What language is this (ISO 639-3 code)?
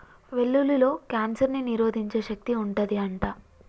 tel